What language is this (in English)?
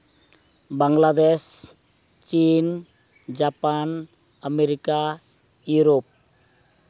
Santali